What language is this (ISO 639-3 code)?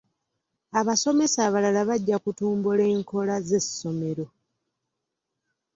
lug